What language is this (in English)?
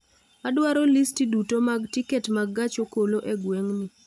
Luo (Kenya and Tanzania)